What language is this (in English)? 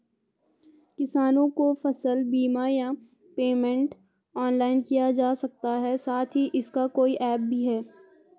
Hindi